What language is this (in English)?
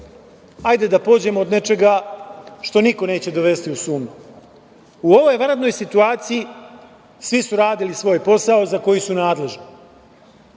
Serbian